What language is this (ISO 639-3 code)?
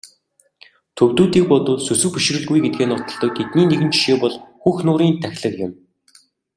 mon